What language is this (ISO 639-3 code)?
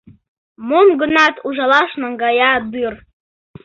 chm